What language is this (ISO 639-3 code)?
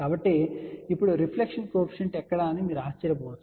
tel